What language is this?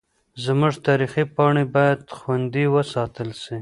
Pashto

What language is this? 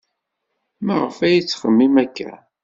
Kabyle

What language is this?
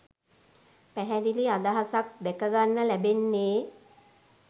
Sinhala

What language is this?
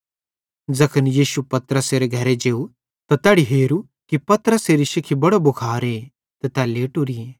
Bhadrawahi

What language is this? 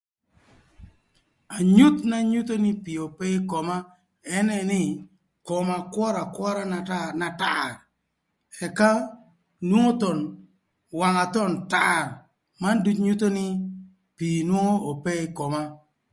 Thur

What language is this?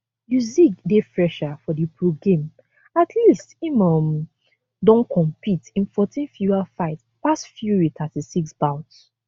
Nigerian Pidgin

